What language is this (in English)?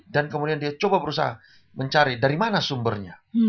Indonesian